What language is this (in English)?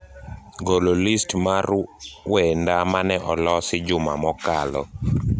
Luo (Kenya and Tanzania)